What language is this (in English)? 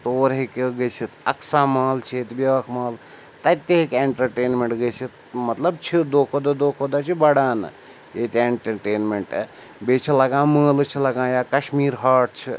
Kashmiri